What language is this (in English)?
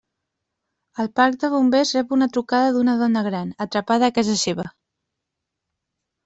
Catalan